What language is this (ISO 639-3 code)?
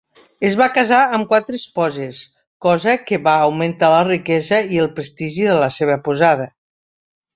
cat